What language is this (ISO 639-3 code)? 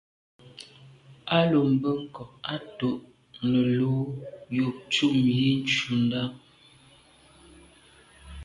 byv